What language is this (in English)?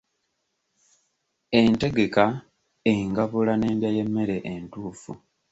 Ganda